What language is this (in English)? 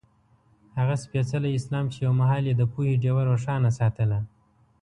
Pashto